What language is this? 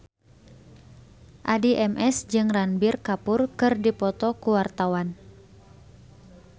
Sundanese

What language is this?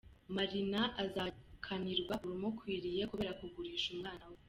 Kinyarwanda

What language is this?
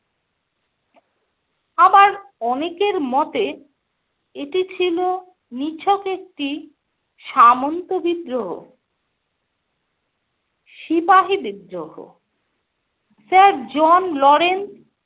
Bangla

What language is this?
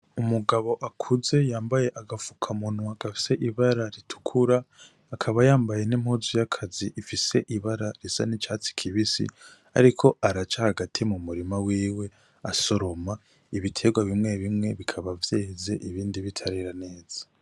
Rundi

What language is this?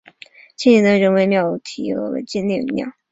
Chinese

